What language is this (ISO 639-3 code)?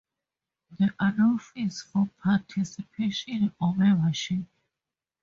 eng